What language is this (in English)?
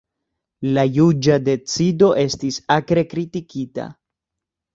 Esperanto